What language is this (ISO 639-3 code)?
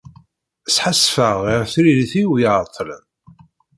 kab